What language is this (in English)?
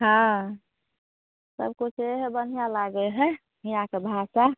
Maithili